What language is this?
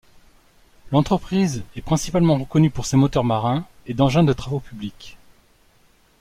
French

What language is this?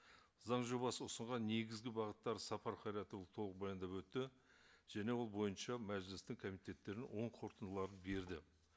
Kazakh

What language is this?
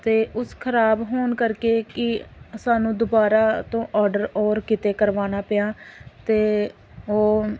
Punjabi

